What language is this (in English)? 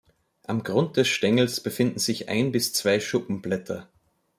German